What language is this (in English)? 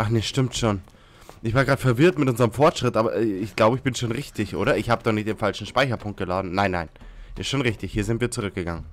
German